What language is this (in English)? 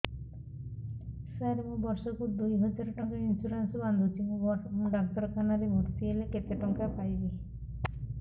Odia